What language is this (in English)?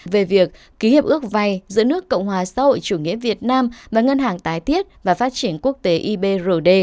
Vietnamese